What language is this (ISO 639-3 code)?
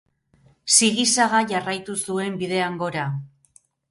eus